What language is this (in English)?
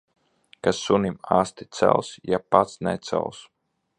Latvian